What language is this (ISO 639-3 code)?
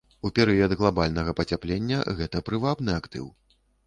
bel